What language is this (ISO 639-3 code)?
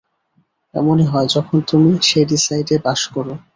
ben